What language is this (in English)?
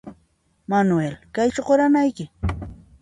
Puno Quechua